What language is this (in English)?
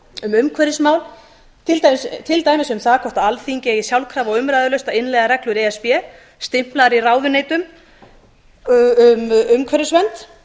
Icelandic